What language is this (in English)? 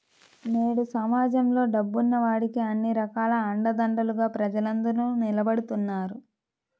Telugu